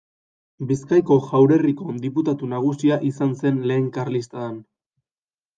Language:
Basque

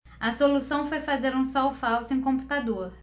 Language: Portuguese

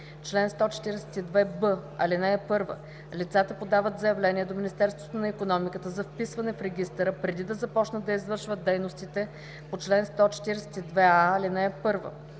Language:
Bulgarian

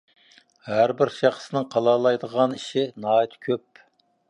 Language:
Uyghur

